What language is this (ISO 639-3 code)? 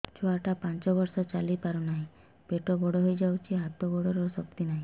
ori